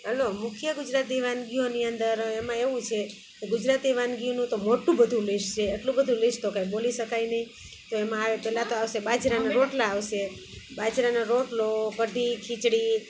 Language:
Gujarati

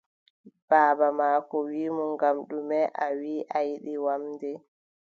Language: Adamawa Fulfulde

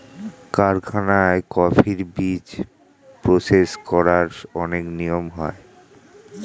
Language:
Bangla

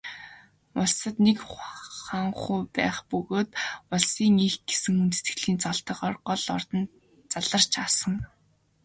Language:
Mongolian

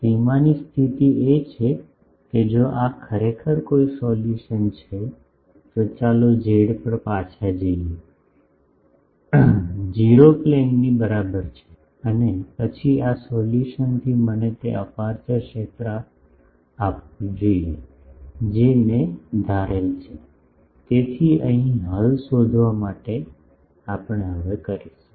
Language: Gujarati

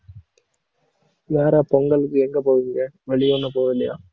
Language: Tamil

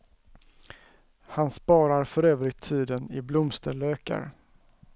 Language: Swedish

